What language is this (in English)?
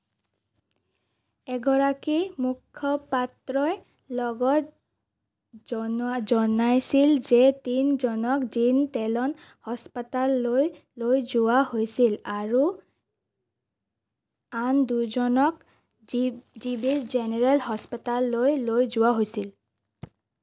Assamese